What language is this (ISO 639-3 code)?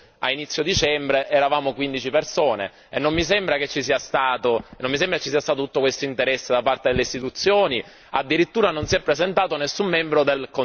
ita